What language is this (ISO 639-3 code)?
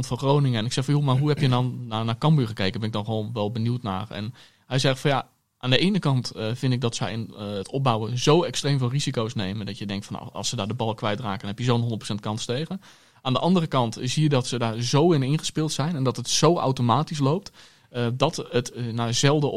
nld